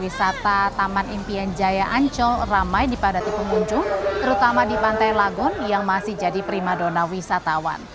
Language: Indonesian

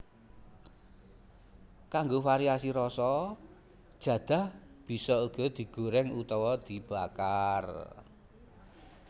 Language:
Javanese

